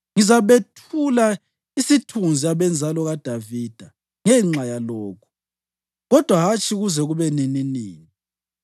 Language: North Ndebele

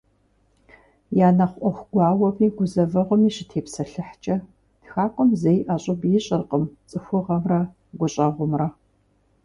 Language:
Kabardian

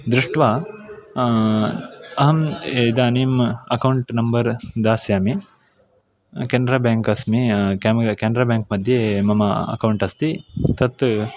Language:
Sanskrit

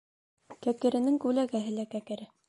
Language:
Bashkir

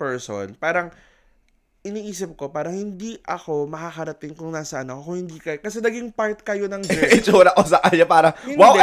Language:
Filipino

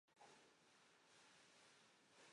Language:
Chinese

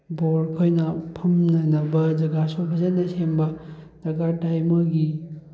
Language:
Manipuri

